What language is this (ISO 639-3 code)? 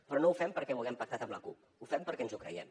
cat